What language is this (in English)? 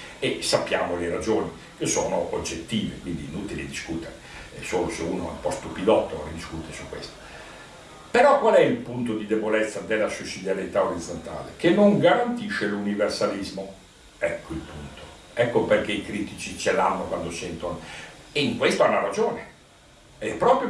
Italian